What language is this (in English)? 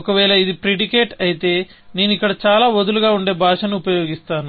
Telugu